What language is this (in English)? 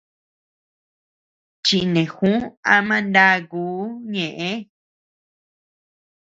Tepeuxila Cuicatec